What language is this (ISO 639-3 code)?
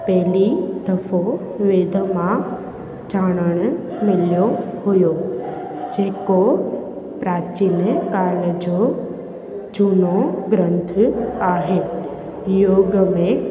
snd